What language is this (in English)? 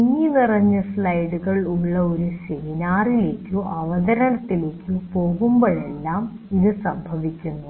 Malayalam